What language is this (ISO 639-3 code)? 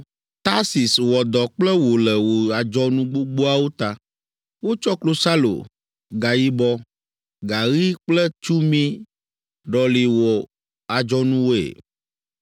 ewe